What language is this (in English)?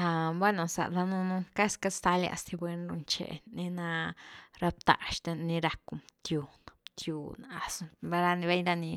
Güilá Zapotec